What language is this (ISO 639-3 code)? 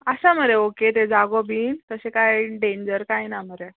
kok